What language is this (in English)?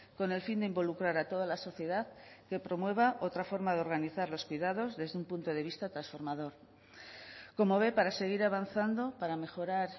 Spanish